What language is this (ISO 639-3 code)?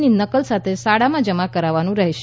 guj